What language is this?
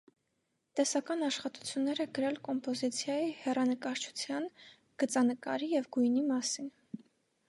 Armenian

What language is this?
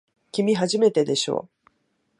Japanese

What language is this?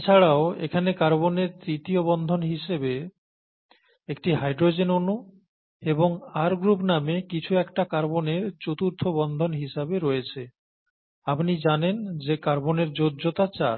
Bangla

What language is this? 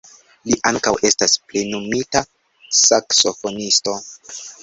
Esperanto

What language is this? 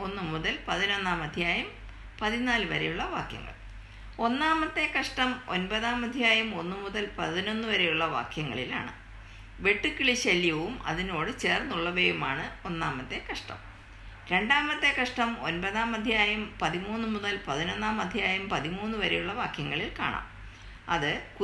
Malayalam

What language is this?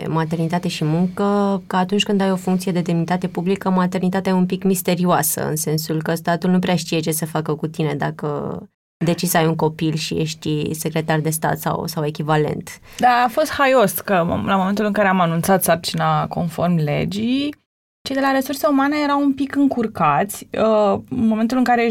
Romanian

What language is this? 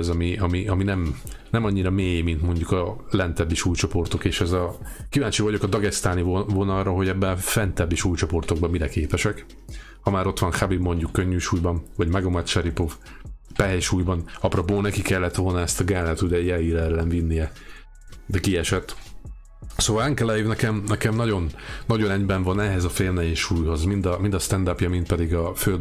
Hungarian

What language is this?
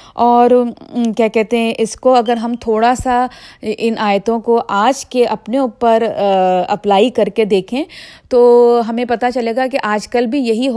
Urdu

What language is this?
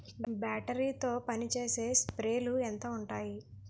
Telugu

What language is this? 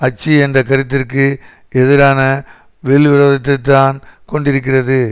Tamil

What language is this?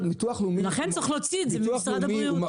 Hebrew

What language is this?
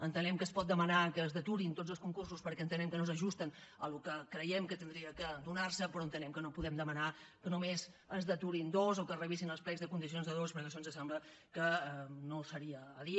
Catalan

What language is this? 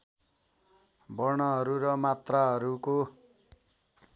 Nepali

